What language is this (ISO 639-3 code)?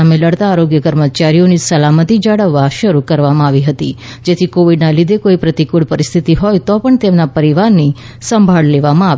guj